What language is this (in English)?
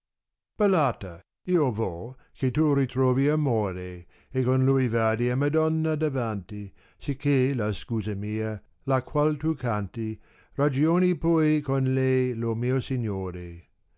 Italian